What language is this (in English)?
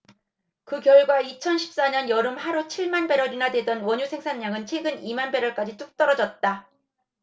Korean